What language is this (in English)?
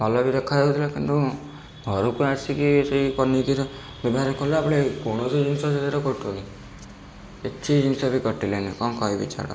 Odia